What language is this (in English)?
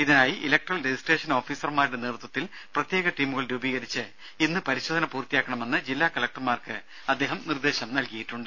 Malayalam